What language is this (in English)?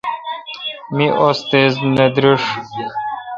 Kalkoti